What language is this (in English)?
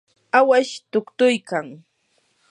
Yanahuanca Pasco Quechua